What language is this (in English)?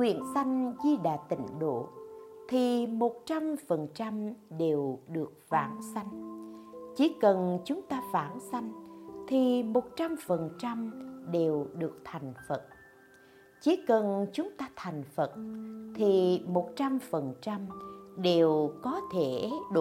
Vietnamese